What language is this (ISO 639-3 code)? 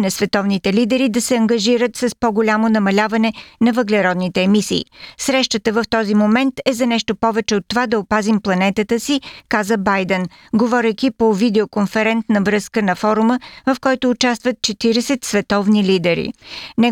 bul